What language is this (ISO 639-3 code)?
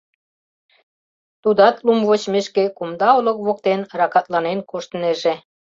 chm